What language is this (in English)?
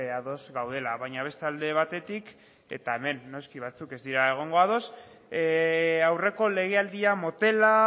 Basque